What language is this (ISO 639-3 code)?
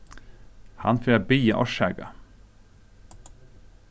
fao